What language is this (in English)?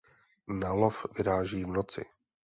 Czech